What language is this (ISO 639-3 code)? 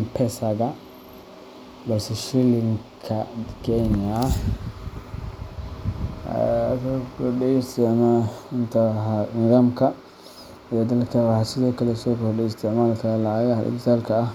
som